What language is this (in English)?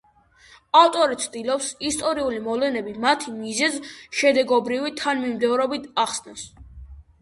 Georgian